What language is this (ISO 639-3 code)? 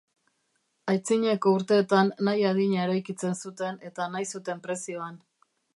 eus